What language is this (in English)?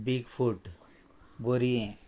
Konkani